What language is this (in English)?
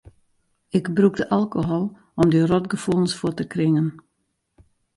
Western Frisian